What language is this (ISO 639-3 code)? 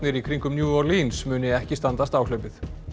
isl